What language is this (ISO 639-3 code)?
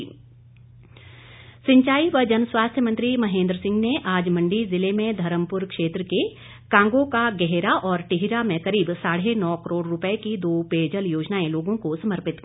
hin